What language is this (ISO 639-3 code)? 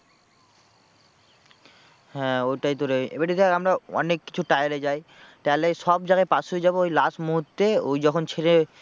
ben